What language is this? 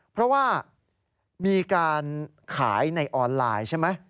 Thai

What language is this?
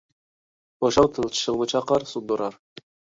Uyghur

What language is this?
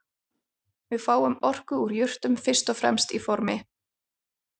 Icelandic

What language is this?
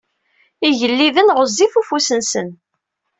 Kabyle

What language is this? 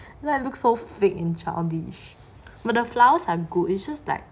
English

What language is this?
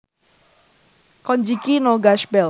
Javanese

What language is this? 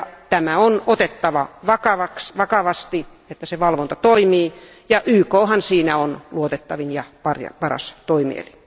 Finnish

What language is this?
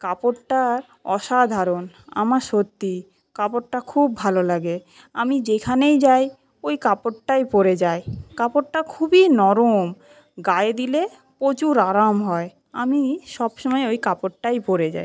Bangla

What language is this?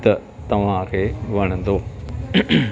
Sindhi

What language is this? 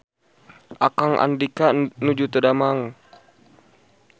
Sundanese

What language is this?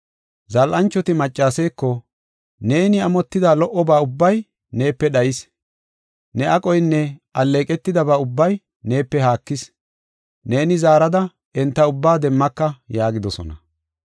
Gofa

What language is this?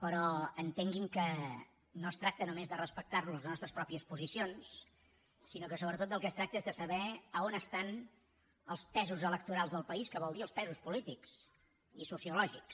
Catalan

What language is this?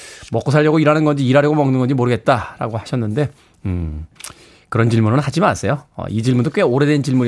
Korean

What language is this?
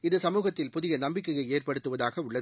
Tamil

